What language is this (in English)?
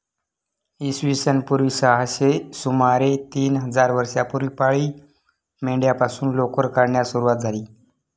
Marathi